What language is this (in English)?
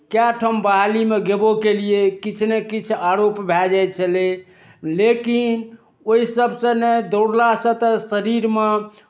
Maithili